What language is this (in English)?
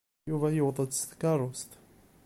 Kabyle